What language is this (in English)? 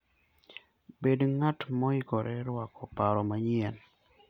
Luo (Kenya and Tanzania)